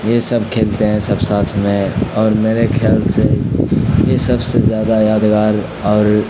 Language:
Urdu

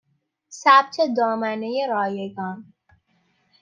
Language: Persian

